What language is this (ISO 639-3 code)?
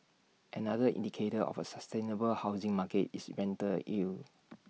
eng